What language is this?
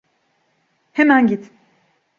Turkish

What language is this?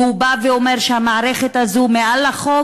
Hebrew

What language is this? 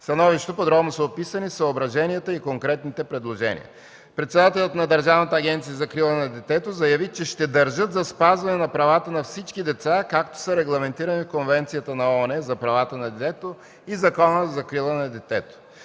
Bulgarian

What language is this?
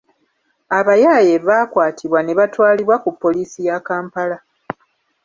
Ganda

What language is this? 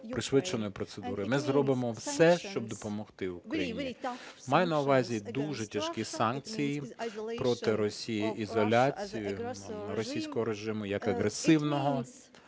Ukrainian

